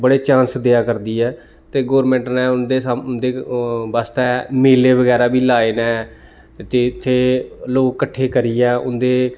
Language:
Dogri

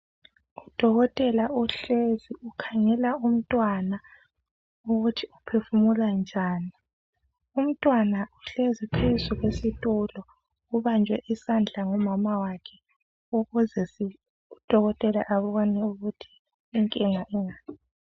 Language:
North Ndebele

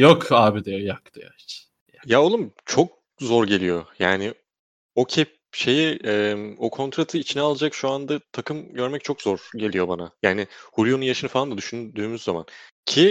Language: Turkish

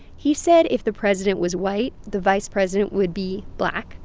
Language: English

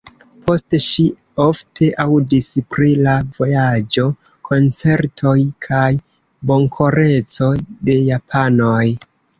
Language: Esperanto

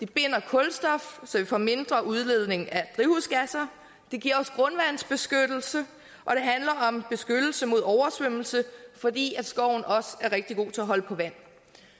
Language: Danish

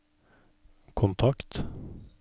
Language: Norwegian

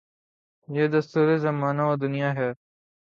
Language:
Urdu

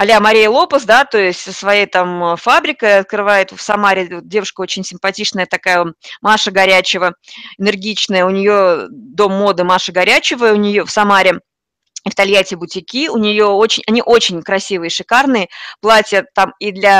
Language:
Russian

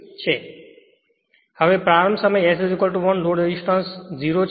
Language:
Gujarati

